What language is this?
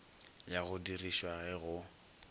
Northern Sotho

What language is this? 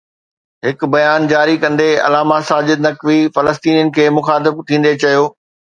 Sindhi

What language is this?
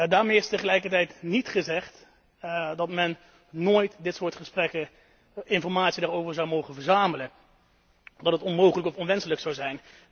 Dutch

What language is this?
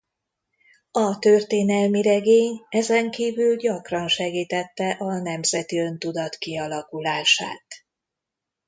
Hungarian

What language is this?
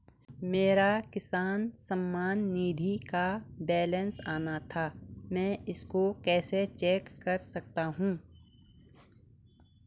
Hindi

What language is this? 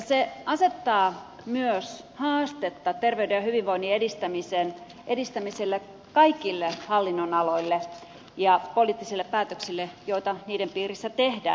Finnish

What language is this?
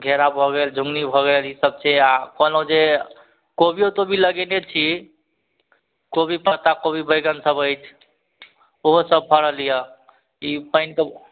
Maithili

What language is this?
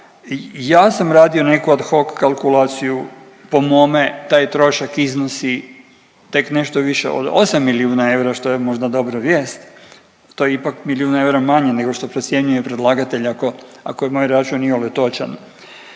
Croatian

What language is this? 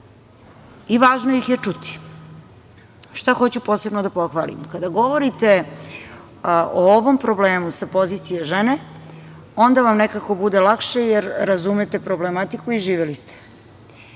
Serbian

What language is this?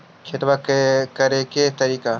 Magahi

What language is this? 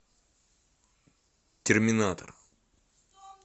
Russian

